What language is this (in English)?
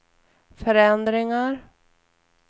Swedish